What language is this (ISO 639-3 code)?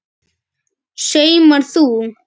isl